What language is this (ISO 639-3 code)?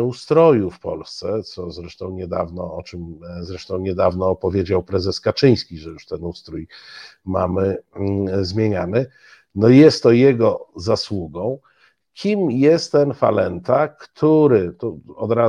pol